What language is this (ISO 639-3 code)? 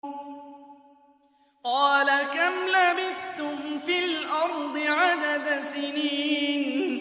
ara